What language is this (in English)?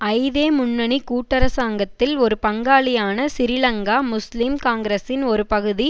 Tamil